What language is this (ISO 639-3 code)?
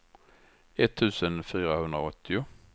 swe